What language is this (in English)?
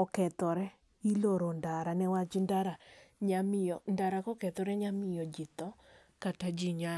Luo (Kenya and Tanzania)